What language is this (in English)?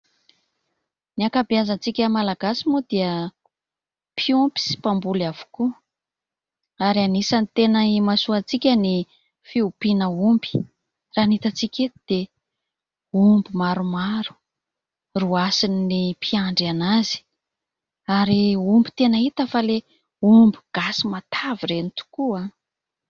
Malagasy